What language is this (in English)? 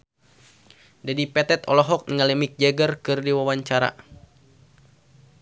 Sundanese